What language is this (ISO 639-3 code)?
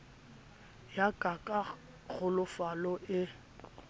sot